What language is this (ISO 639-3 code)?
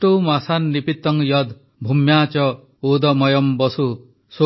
ori